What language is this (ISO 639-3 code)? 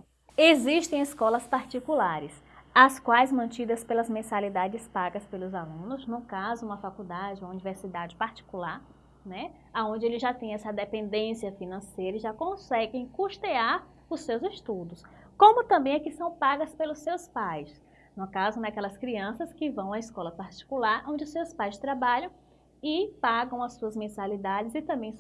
por